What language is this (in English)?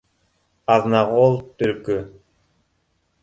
Bashkir